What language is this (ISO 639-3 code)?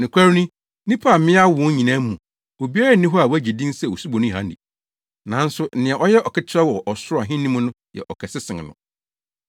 aka